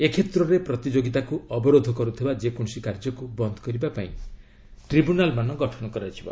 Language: Odia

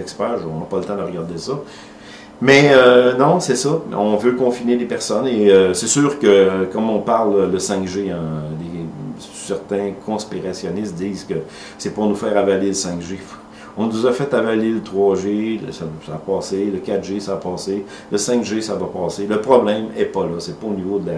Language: French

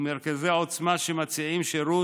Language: Hebrew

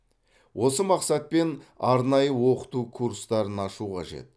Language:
Kazakh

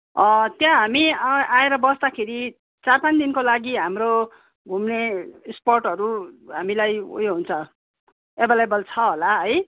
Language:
Nepali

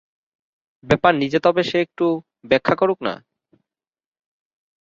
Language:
Bangla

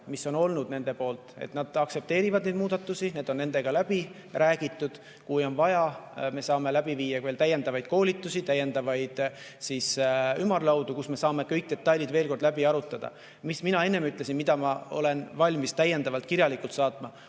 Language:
Estonian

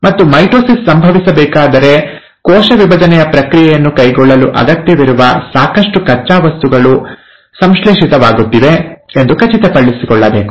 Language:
Kannada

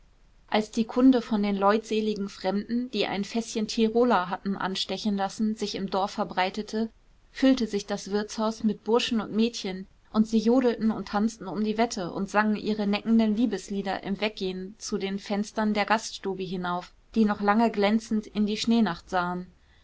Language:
German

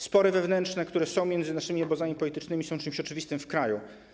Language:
Polish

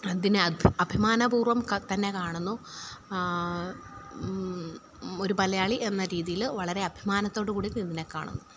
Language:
Malayalam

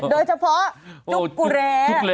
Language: Thai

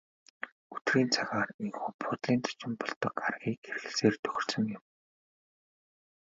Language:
Mongolian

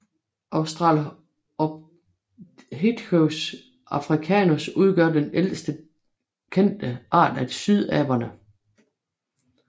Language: Danish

